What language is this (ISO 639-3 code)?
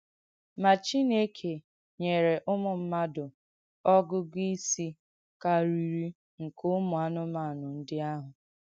ibo